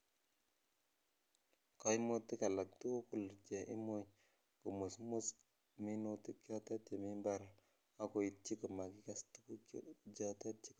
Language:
Kalenjin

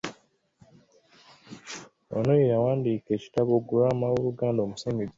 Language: Ganda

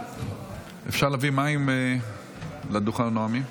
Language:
Hebrew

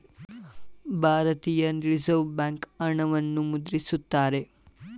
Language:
Kannada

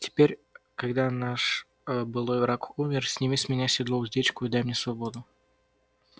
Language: Russian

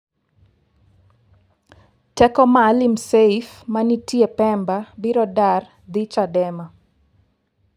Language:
Luo (Kenya and Tanzania)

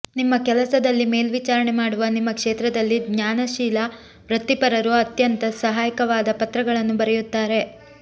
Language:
Kannada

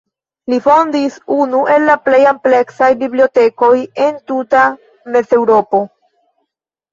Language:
Esperanto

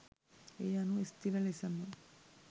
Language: Sinhala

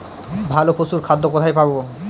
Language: Bangla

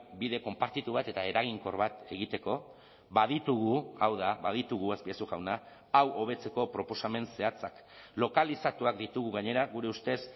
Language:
Basque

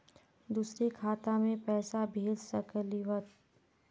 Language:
Magahi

